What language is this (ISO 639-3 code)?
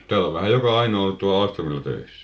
fin